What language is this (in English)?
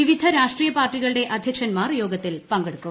Malayalam